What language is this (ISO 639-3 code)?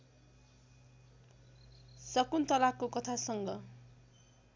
nep